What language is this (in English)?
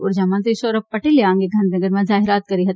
Gujarati